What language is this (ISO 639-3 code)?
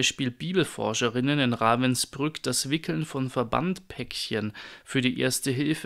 deu